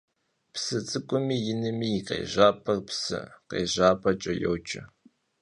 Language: Kabardian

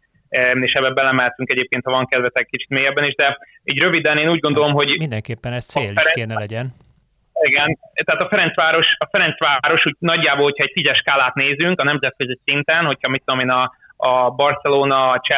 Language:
Hungarian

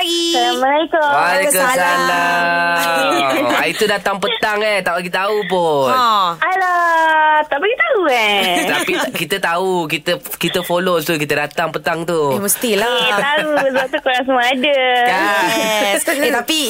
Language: Malay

